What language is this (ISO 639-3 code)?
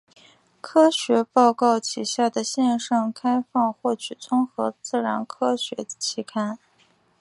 zho